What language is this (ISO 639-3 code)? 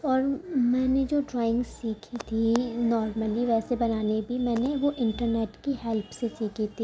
urd